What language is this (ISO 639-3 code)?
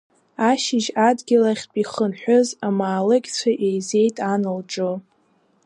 abk